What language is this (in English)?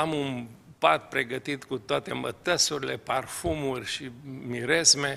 Romanian